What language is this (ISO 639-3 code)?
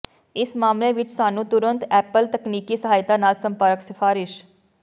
pan